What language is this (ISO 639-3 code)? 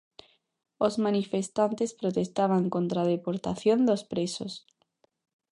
glg